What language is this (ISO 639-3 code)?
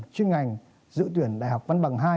vie